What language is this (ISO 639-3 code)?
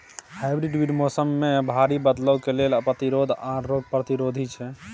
mai